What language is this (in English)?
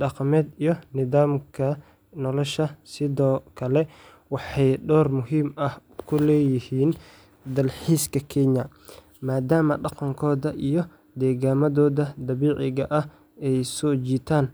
Somali